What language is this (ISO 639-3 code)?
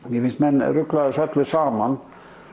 isl